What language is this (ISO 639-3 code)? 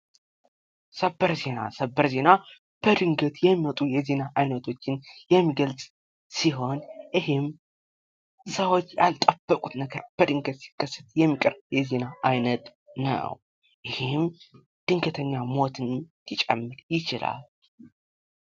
amh